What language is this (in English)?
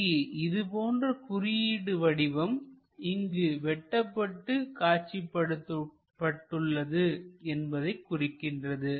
Tamil